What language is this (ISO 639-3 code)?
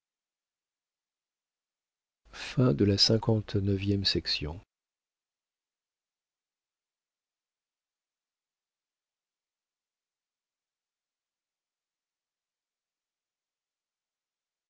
fra